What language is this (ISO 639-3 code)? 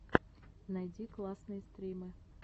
rus